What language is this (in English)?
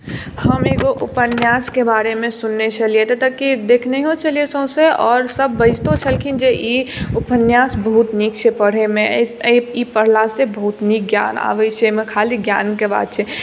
Maithili